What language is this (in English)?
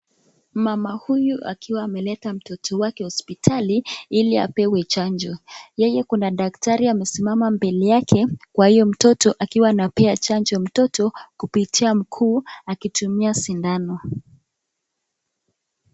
Swahili